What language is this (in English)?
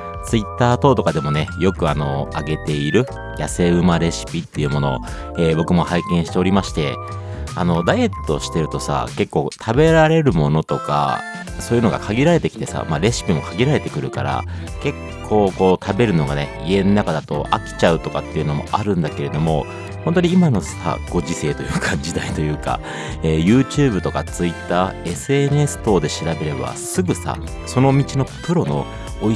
Japanese